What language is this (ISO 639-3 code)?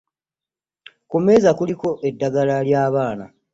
lug